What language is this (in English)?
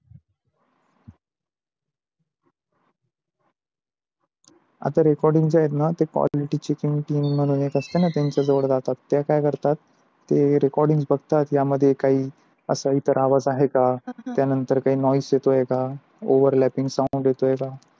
Marathi